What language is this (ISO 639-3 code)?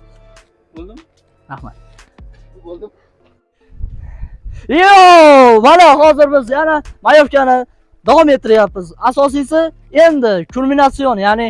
tur